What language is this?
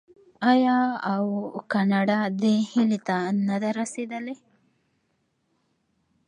Pashto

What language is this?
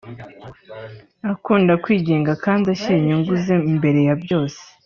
Kinyarwanda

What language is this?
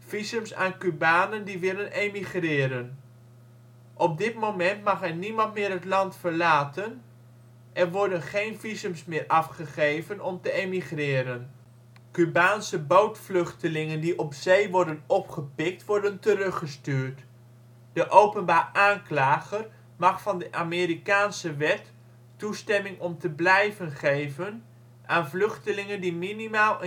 Dutch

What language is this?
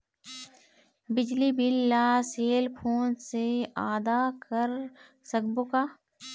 Chhattisgarhi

